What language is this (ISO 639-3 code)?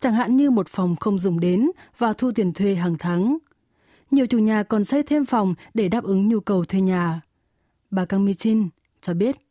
vie